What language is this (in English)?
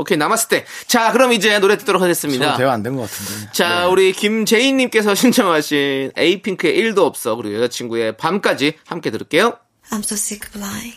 Korean